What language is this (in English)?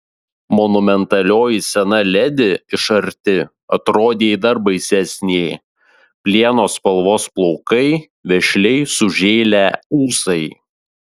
Lithuanian